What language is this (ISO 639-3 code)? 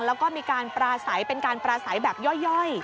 tha